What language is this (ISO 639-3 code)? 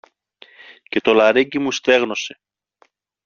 ell